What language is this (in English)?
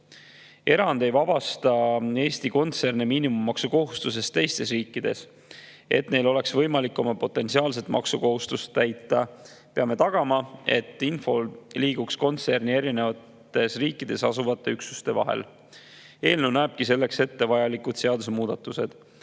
Estonian